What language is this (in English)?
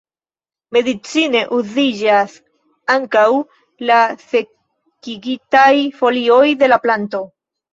Esperanto